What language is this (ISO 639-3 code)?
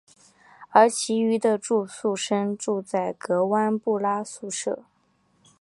zho